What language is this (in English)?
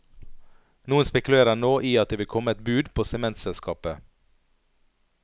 Norwegian